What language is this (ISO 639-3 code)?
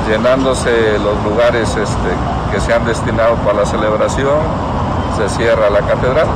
spa